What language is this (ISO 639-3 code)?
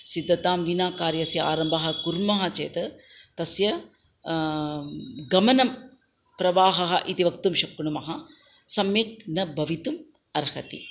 san